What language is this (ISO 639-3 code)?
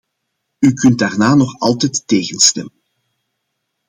nld